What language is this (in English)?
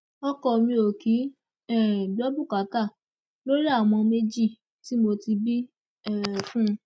Yoruba